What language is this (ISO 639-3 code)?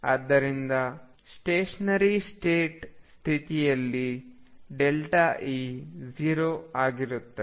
kan